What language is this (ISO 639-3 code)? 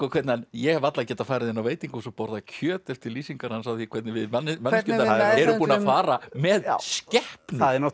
isl